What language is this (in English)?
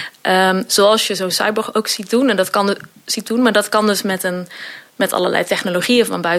Dutch